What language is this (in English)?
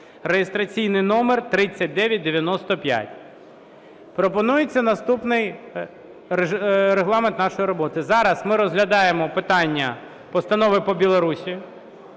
Ukrainian